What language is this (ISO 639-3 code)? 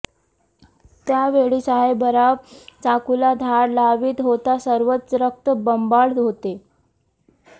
mar